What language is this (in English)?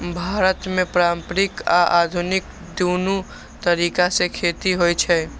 Maithili